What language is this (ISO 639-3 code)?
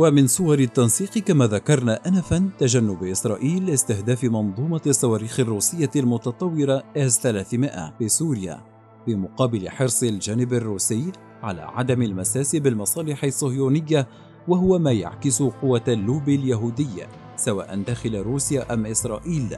ara